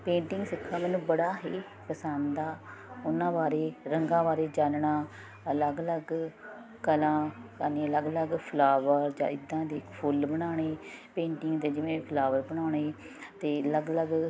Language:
Punjabi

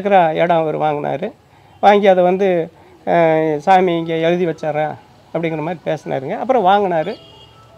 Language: Romanian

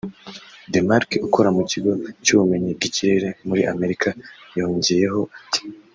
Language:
Kinyarwanda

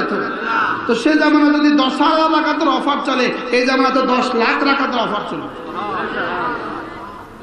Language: Bangla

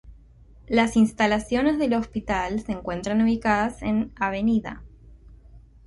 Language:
Spanish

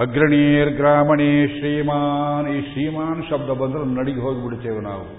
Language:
Kannada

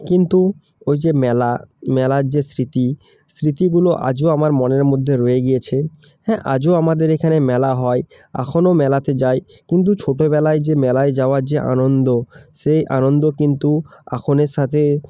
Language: Bangla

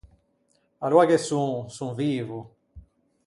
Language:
Ligurian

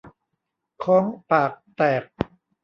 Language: Thai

